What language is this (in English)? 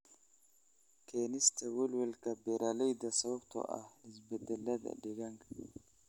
Somali